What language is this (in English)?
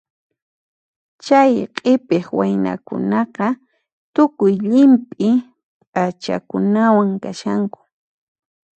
Puno Quechua